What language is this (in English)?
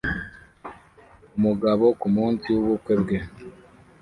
Kinyarwanda